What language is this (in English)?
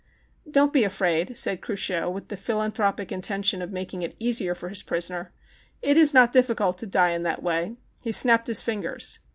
English